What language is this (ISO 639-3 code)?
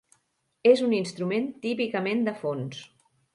cat